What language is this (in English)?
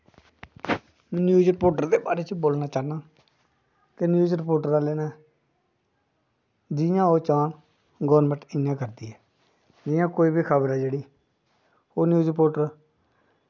Dogri